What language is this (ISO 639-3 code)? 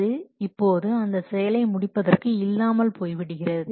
tam